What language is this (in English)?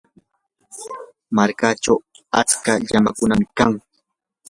Yanahuanca Pasco Quechua